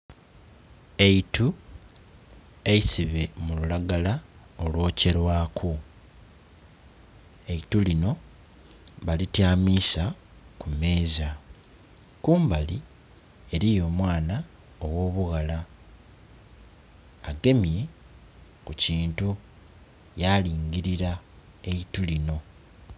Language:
Soga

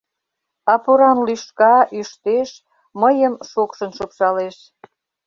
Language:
Mari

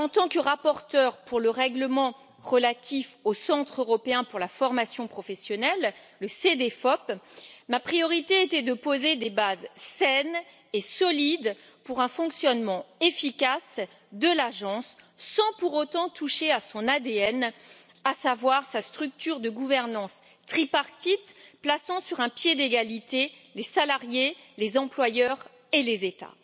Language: French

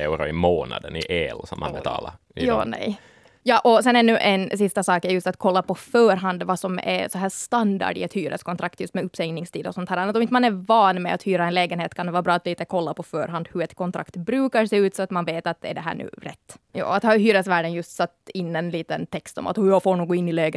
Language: Swedish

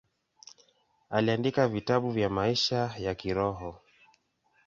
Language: Swahili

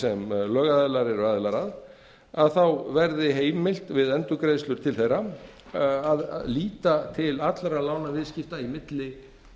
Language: Icelandic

